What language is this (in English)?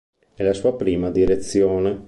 Italian